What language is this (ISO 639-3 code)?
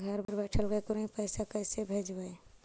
mag